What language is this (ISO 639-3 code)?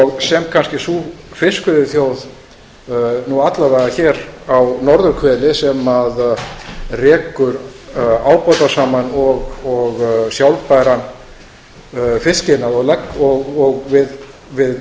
isl